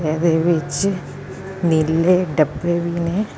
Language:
Punjabi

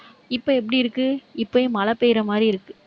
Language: Tamil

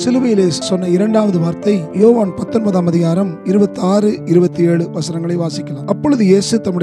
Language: Tamil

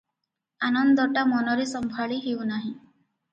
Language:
Odia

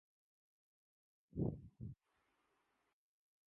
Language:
Urdu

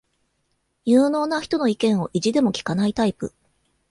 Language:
Japanese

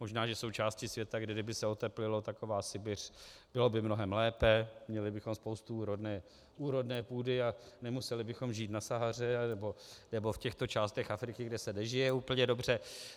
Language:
Czech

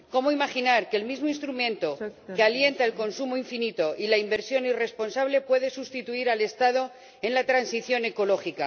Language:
Spanish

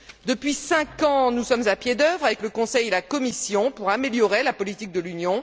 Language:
French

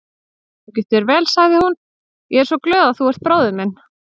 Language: Icelandic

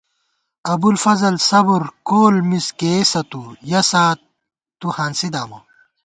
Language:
Gawar-Bati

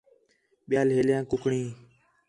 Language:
Khetrani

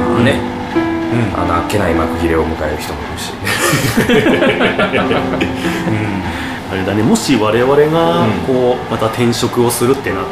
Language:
Japanese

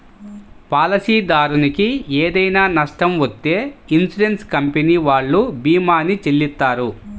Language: Telugu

